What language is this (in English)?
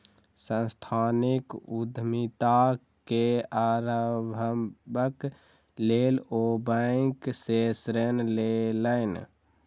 Maithili